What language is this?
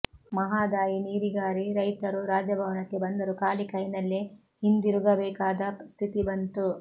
Kannada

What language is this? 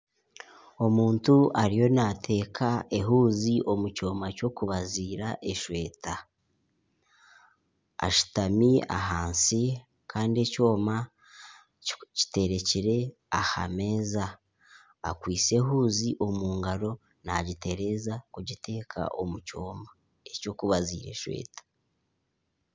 Nyankole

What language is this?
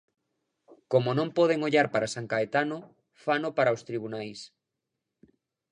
Galician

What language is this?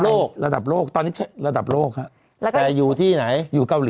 Thai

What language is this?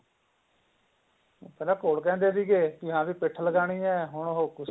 Punjabi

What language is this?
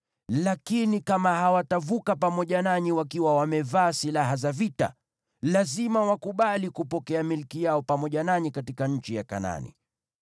Swahili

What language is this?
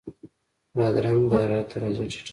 Pashto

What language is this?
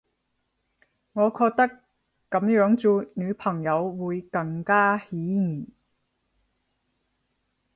Cantonese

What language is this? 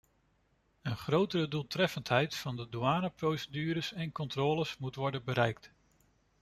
Dutch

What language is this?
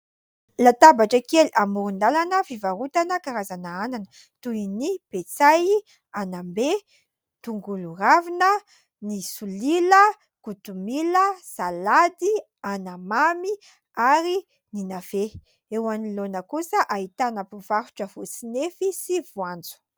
Malagasy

